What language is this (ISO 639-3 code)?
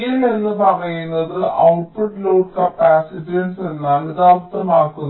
mal